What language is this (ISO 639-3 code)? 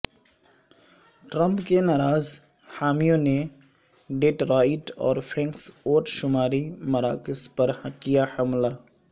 urd